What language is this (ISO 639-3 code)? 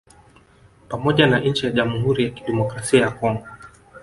swa